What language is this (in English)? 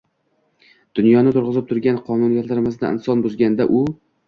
Uzbek